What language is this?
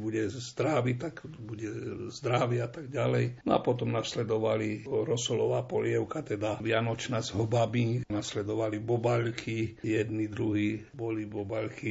Slovak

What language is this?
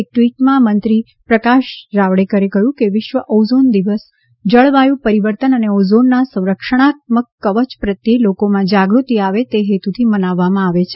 Gujarati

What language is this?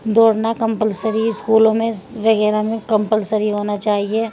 Urdu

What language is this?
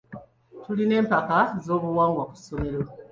Ganda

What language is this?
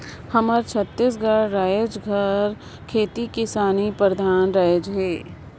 Chhattisgarhi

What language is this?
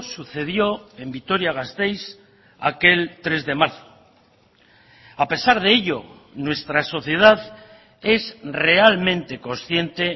Spanish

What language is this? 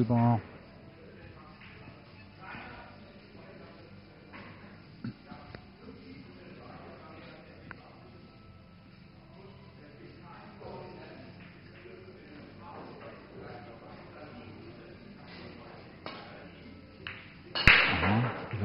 German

